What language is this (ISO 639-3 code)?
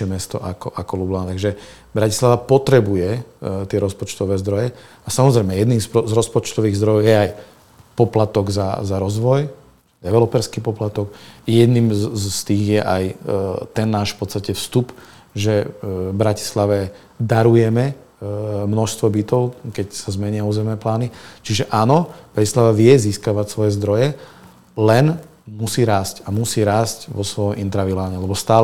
slk